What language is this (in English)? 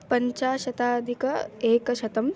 Sanskrit